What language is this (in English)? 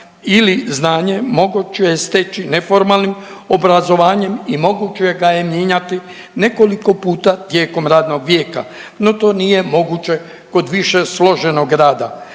Croatian